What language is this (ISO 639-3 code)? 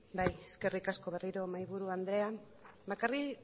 eus